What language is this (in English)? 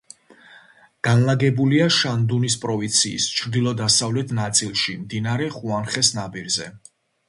Georgian